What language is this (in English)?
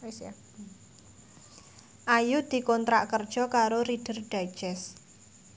Javanese